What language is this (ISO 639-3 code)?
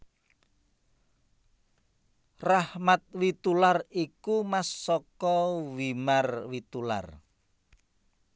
jav